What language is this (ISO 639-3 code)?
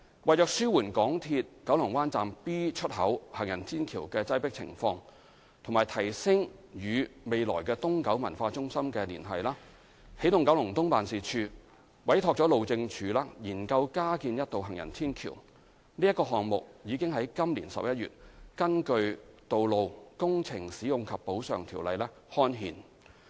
yue